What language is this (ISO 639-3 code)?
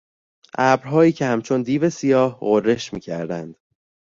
fas